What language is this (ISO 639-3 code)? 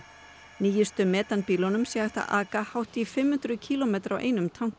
isl